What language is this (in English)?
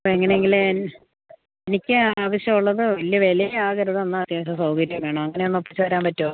Malayalam